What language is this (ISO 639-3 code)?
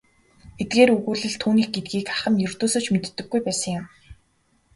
mon